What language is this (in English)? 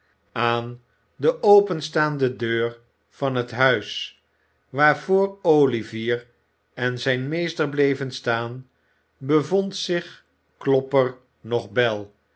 Dutch